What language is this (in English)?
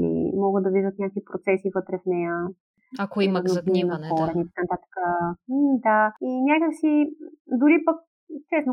Bulgarian